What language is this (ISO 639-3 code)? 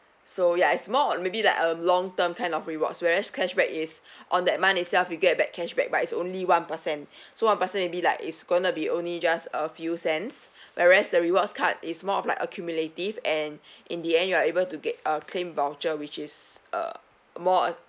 eng